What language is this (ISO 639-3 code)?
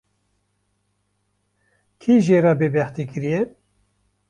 kur